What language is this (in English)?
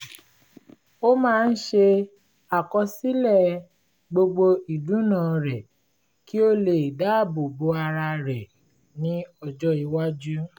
Yoruba